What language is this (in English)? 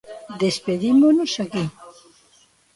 Galician